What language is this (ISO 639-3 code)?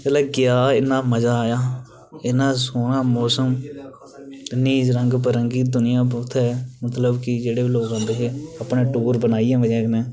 doi